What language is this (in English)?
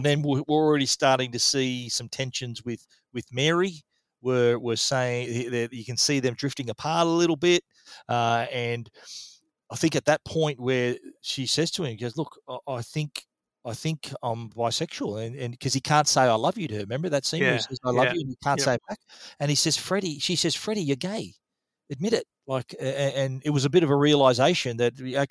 English